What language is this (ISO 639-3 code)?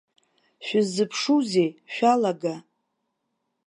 abk